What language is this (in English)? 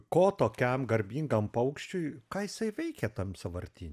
Lithuanian